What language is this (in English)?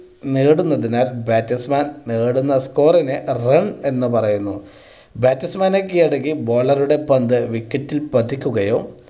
Malayalam